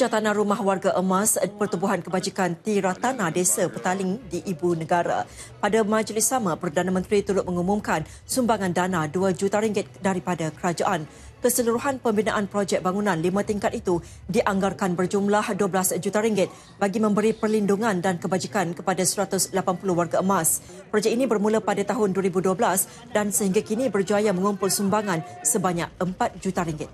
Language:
Malay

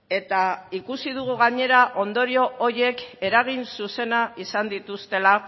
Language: Basque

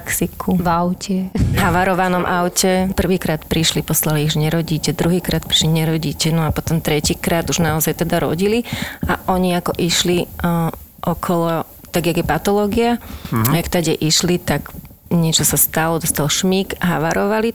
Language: Slovak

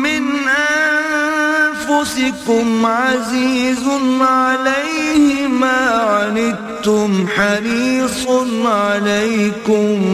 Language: Urdu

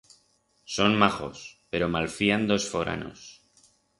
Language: Aragonese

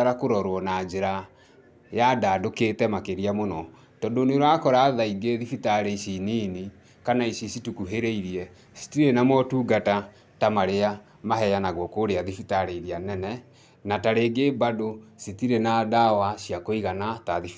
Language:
Kikuyu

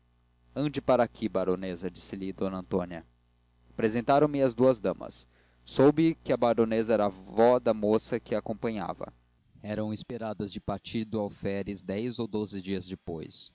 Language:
Portuguese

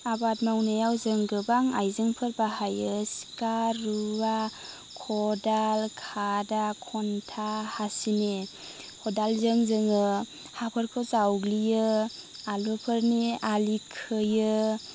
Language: Bodo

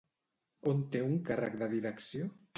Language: Catalan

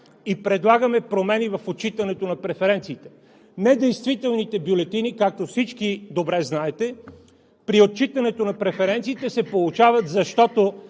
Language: Bulgarian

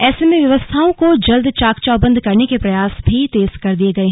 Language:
Hindi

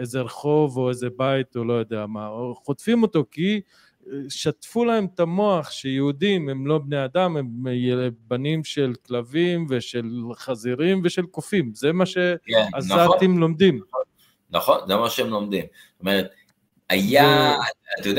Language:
Hebrew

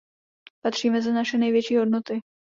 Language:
Czech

